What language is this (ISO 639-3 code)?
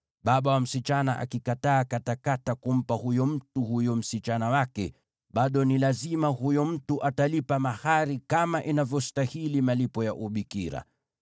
swa